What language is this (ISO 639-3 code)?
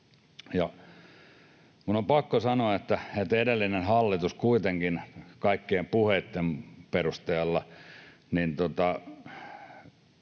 fin